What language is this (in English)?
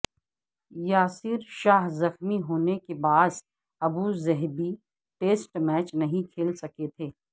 Urdu